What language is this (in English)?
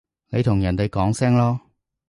Cantonese